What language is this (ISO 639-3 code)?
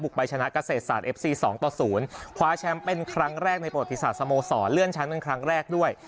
tha